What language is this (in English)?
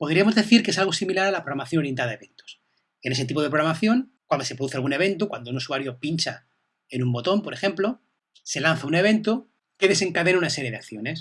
Spanish